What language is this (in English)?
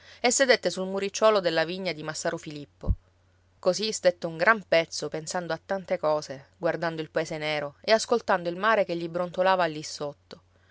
Italian